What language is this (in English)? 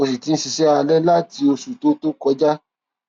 Yoruba